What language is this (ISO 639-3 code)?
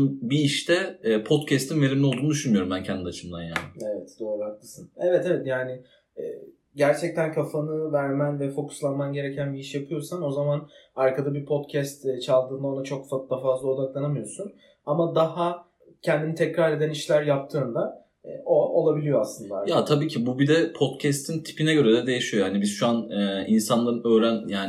tur